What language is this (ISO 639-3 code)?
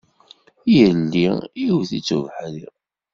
kab